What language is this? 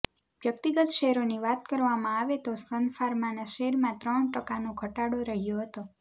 Gujarati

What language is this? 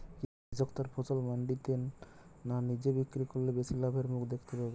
Bangla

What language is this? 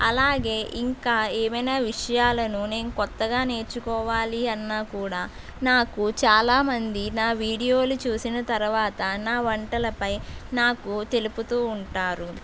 Telugu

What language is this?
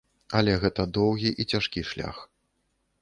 Belarusian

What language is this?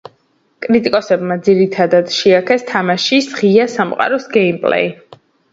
Georgian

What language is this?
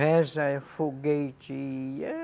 Portuguese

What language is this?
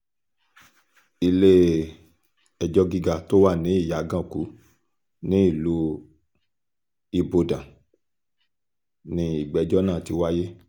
Yoruba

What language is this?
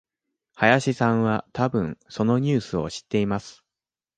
Japanese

